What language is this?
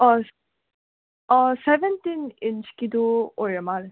Manipuri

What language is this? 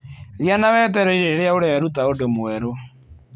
Kikuyu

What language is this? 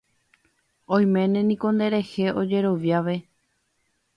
Guarani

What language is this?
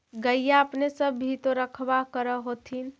Magahi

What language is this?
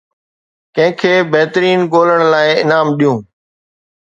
Sindhi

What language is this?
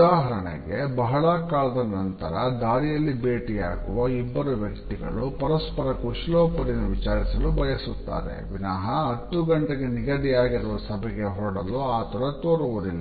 Kannada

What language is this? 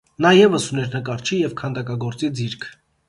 Armenian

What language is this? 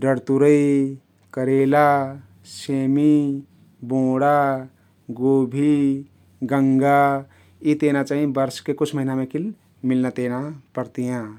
Kathoriya Tharu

